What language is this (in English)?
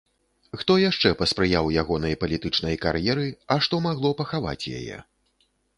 Belarusian